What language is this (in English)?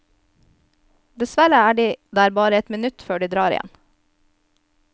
Norwegian